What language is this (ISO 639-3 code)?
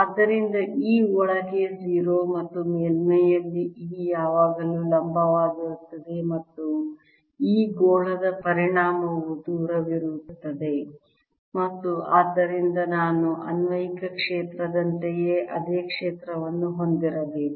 kan